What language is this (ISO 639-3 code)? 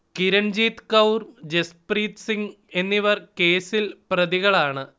mal